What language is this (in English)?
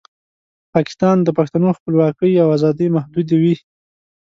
Pashto